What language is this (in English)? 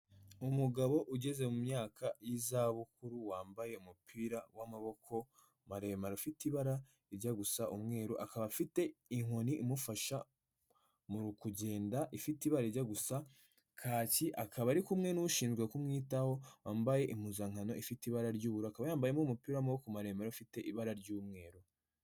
Kinyarwanda